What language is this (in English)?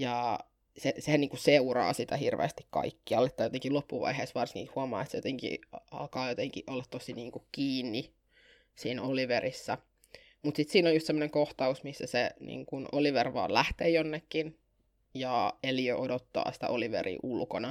Finnish